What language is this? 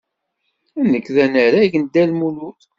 Kabyle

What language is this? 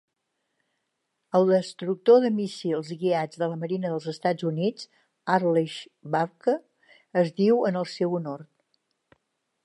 Catalan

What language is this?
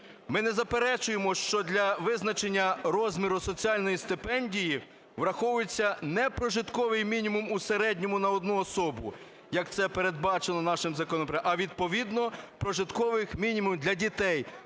Ukrainian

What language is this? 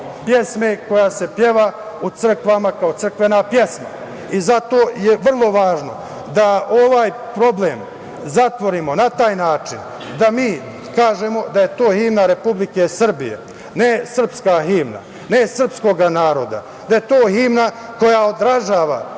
Serbian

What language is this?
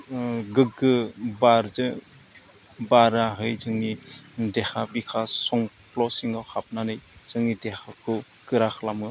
Bodo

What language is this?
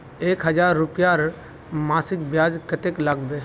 Magahi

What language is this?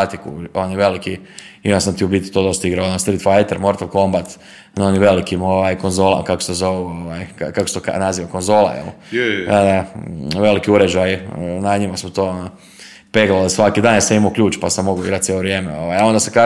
Croatian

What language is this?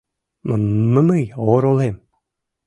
Mari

